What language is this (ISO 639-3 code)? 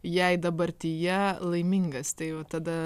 lit